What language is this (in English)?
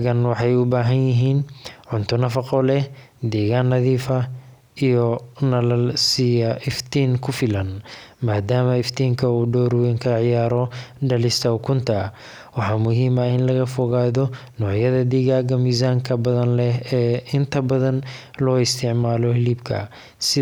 Somali